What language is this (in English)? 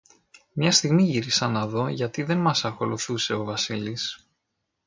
Greek